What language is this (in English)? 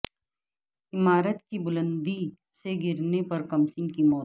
Urdu